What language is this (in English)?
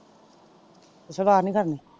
Punjabi